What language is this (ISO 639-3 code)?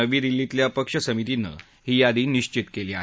mar